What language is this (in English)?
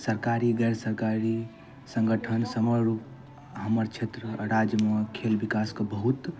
Maithili